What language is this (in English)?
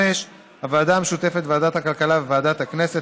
Hebrew